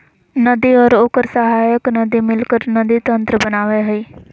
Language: Magahi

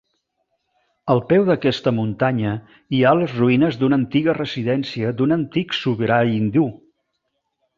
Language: Catalan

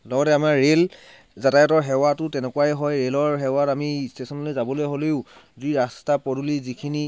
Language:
Assamese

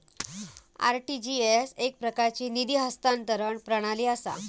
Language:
Marathi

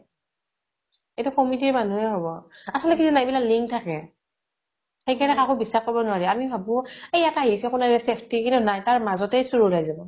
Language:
Assamese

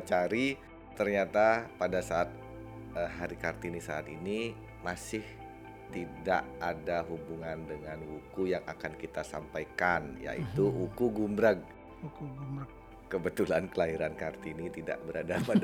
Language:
Indonesian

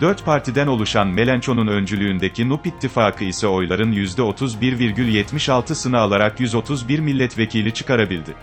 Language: Turkish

